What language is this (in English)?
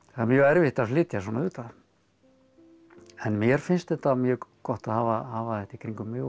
Icelandic